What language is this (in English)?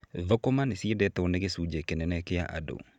Kikuyu